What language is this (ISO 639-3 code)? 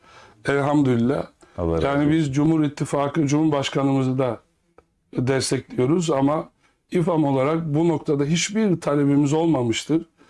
tur